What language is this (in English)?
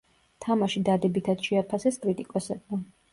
Georgian